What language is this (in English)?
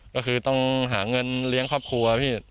Thai